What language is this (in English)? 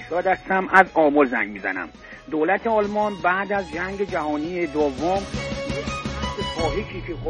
Persian